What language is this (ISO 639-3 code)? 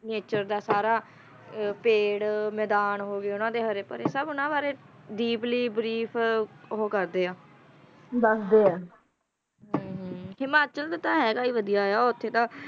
pan